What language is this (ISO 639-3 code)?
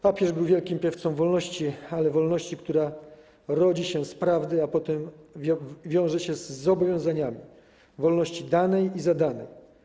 pol